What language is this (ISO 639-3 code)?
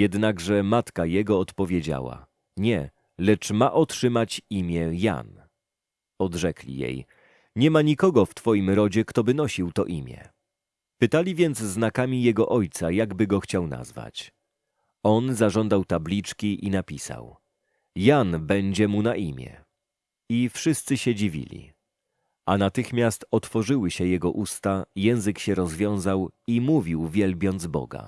pol